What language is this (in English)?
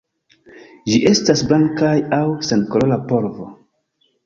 Esperanto